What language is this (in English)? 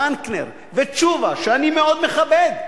Hebrew